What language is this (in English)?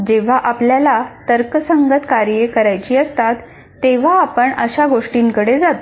Marathi